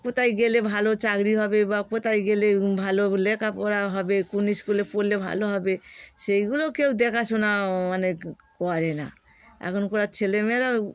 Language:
Bangla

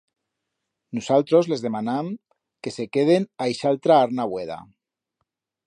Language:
Aragonese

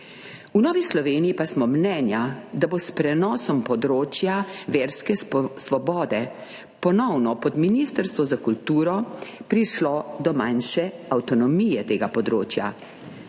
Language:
Slovenian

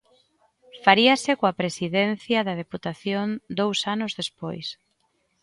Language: Galician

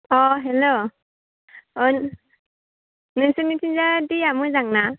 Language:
Bodo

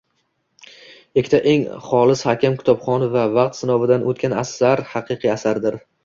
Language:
Uzbek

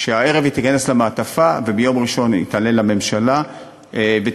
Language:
Hebrew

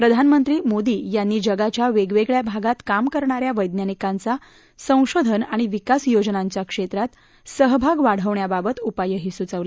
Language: Marathi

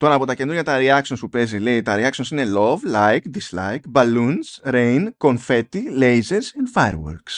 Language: Greek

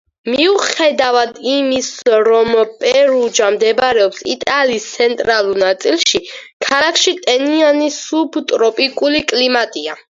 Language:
Georgian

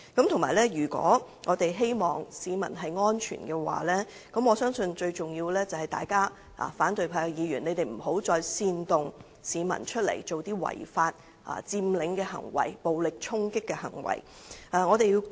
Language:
Cantonese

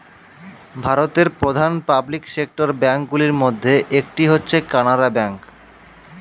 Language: Bangla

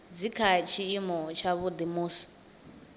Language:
Venda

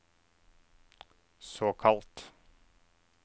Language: Norwegian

